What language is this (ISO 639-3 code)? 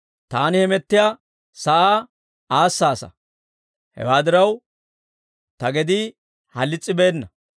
dwr